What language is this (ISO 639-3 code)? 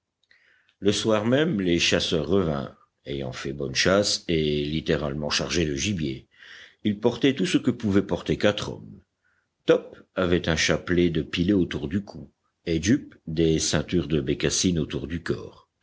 fra